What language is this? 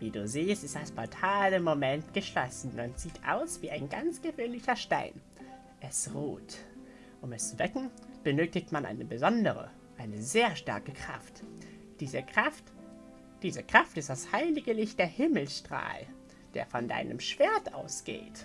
German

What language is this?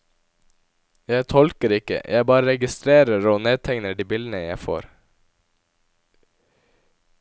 Norwegian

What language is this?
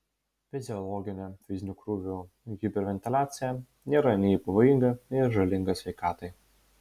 Lithuanian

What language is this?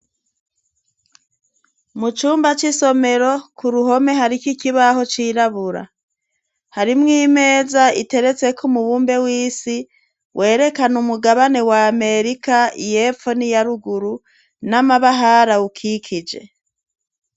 Rundi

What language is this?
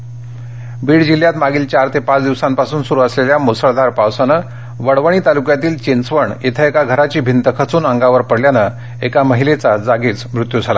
Marathi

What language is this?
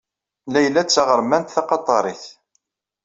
Kabyle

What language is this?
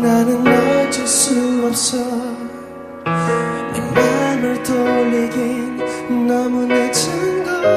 Korean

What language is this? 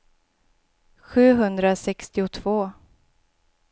Swedish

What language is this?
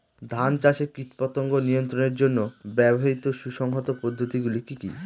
Bangla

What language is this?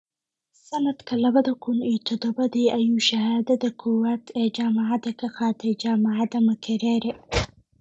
Somali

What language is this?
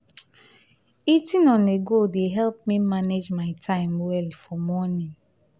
Nigerian Pidgin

